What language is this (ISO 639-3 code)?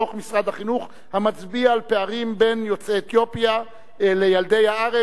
heb